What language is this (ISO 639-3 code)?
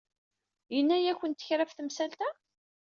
kab